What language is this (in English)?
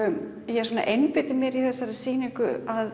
Icelandic